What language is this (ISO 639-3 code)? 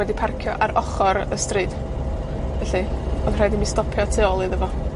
cym